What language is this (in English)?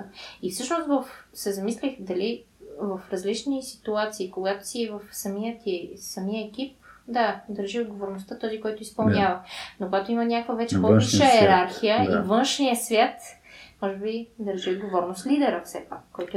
Bulgarian